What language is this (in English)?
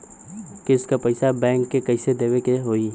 Bhojpuri